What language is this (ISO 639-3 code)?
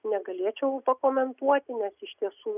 lit